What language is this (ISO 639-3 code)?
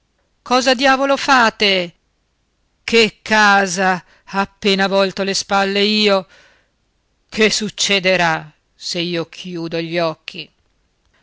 ita